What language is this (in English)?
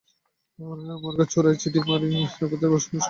Bangla